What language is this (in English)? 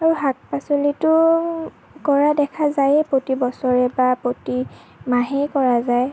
Assamese